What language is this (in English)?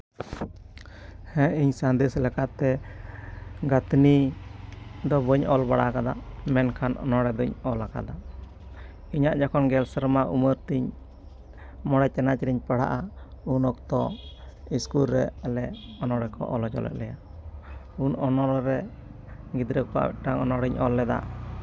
Santali